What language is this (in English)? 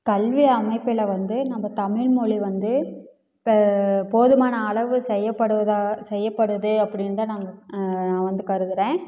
Tamil